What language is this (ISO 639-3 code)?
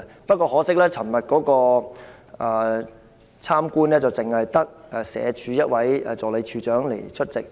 yue